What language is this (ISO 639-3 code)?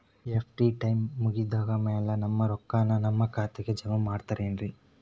kan